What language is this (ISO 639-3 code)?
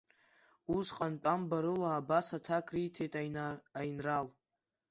abk